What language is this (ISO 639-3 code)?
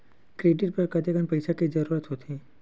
hne